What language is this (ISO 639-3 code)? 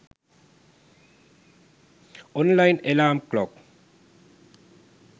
sin